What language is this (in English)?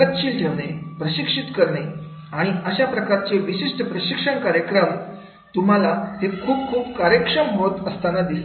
Marathi